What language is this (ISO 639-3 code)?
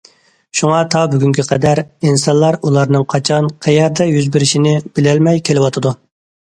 uig